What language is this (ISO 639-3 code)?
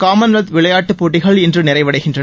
tam